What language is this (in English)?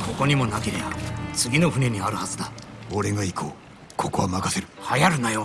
Japanese